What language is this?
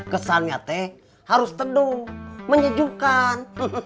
Indonesian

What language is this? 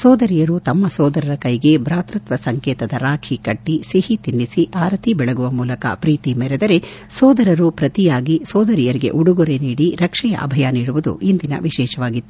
Kannada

